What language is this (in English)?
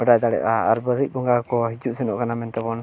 Santali